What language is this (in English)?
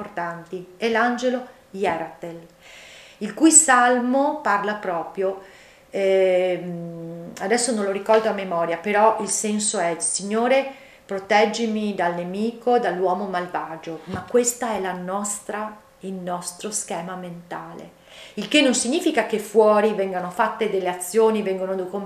Italian